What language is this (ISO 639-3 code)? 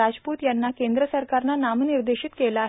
mar